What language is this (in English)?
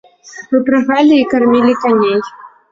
Belarusian